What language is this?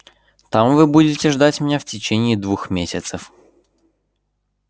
Russian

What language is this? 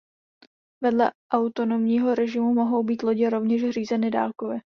Czech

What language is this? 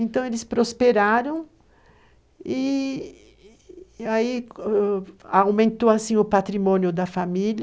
Portuguese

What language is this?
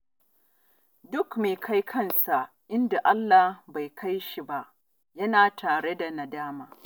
Hausa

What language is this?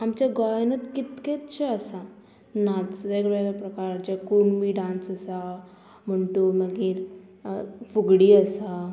Konkani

